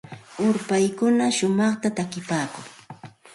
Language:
Santa Ana de Tusi Pasco Quechua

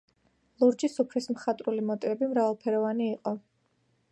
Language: Georgian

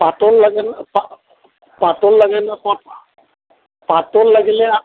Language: Assamese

